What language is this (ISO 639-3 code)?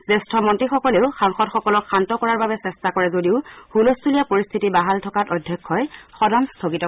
asm